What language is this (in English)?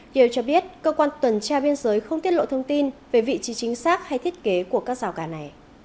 Vietnamese